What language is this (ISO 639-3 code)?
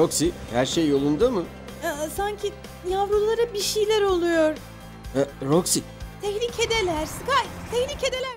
tur